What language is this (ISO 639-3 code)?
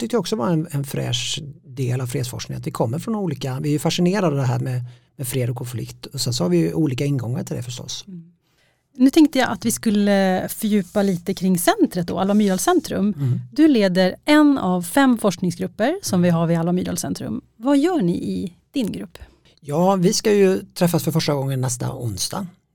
swe